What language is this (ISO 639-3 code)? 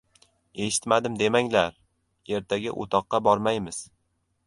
uzb